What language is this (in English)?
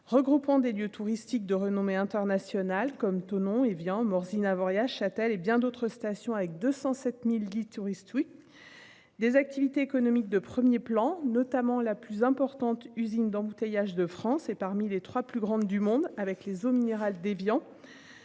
French